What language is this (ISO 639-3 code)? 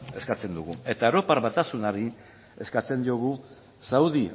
eus